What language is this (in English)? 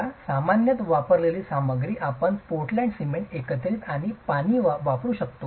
Marathi